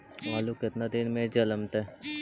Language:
Magahi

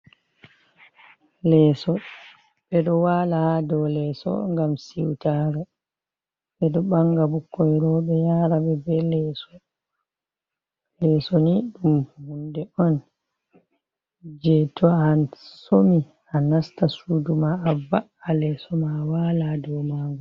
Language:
Fula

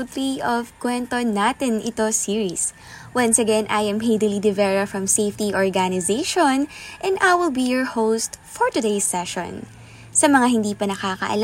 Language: Filipino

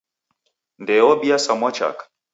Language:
Taita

